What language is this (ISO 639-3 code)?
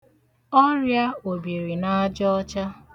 ibo